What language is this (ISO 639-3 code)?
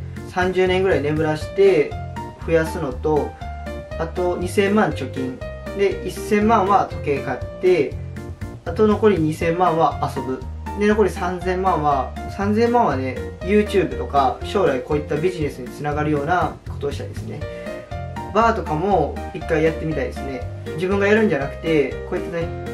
jpn